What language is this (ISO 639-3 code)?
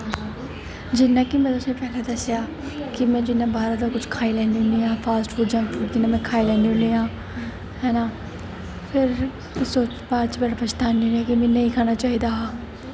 doi